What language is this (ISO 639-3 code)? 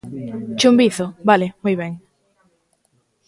glg